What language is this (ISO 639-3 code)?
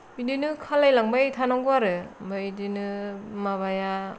brx